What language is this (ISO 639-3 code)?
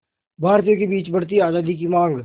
hin